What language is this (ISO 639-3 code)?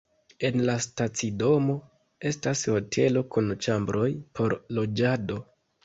epo